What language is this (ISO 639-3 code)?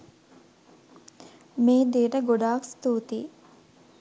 sin